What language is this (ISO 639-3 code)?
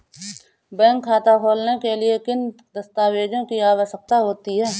hin